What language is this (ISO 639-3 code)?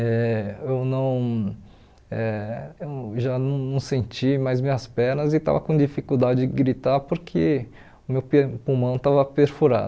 por